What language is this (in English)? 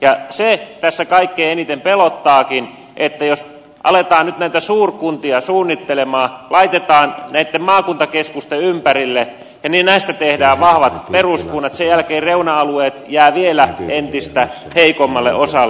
Finnish